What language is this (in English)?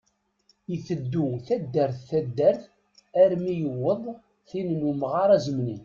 Kabyle